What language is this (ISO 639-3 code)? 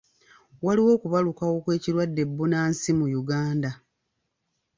lug